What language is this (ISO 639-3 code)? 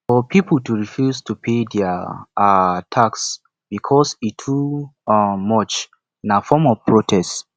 pcm